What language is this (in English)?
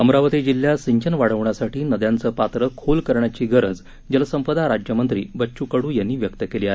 Marathi